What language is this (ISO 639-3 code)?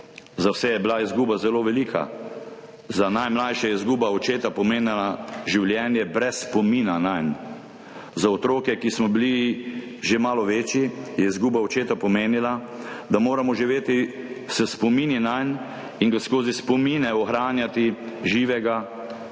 slv